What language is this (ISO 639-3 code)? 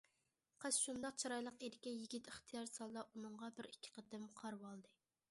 uig